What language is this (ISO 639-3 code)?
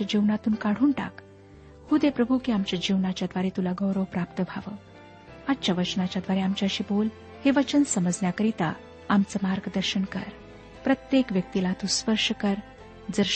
mar